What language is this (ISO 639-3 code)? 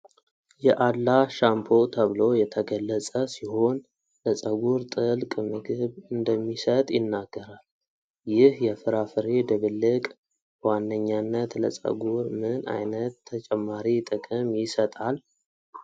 amh